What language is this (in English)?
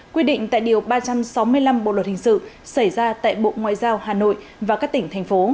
Vietnamese